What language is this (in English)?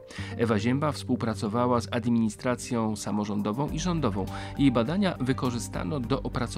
Polish